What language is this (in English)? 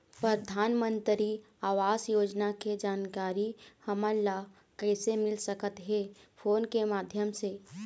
Chhattisgarhi